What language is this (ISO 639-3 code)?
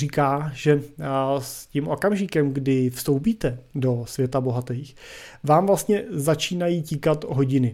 ces